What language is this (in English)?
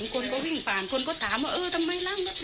Thai